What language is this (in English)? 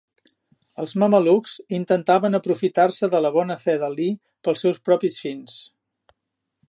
Catalan